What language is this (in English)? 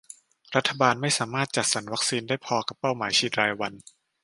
Thai